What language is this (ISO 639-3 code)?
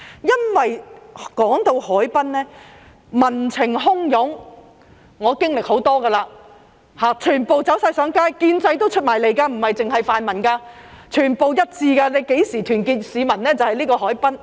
yue